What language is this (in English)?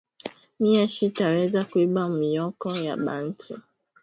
Swahili